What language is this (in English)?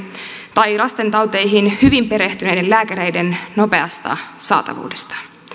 Finnish